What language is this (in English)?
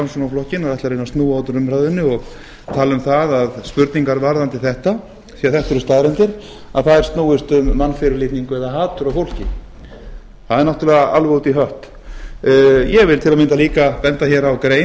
Icelandic